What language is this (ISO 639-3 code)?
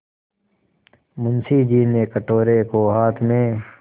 hin